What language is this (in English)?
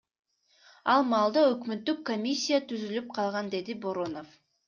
Kyrgyz